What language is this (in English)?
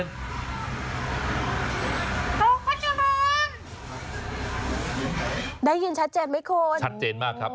Thai